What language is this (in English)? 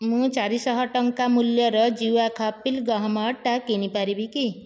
Odia